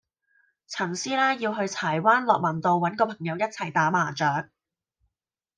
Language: Cantonese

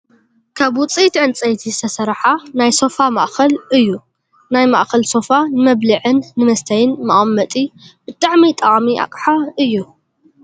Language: Tigrinya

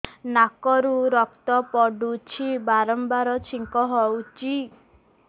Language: Odia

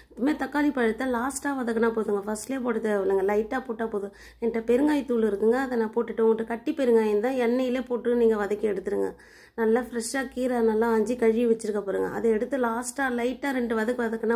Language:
Romanian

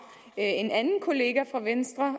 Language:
Danish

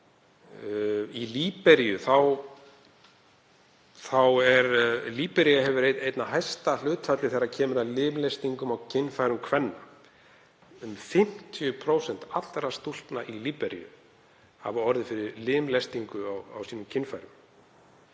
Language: Icelandic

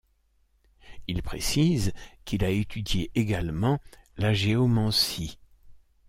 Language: French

